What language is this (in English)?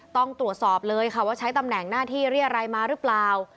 Thai